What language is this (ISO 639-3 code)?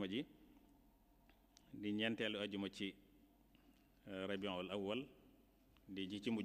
ara